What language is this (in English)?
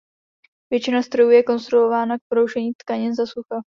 Czech